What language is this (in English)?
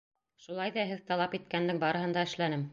Bashkir